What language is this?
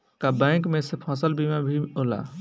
Bhojpuri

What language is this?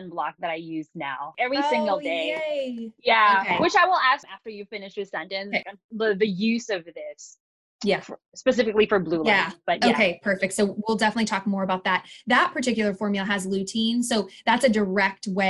English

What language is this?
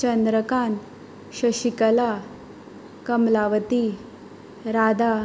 Konkani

